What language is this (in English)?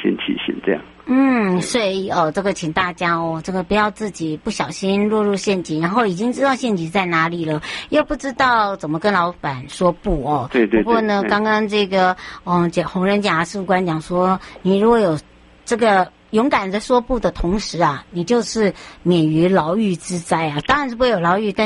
Chinese